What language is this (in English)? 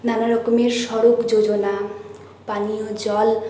Bangla